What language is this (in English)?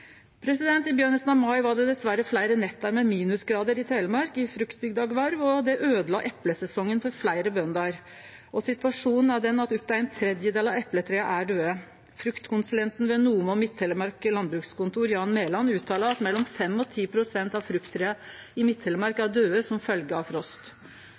Norwegian Nynorsk